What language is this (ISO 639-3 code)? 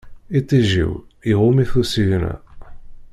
kab